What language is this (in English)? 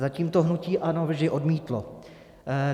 Czech